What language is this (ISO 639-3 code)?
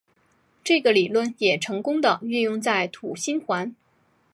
zho